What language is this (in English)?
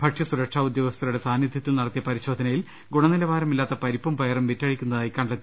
Malayalam